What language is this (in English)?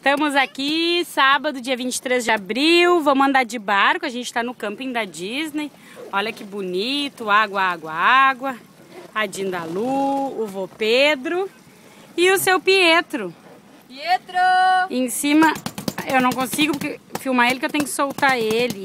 Portuguese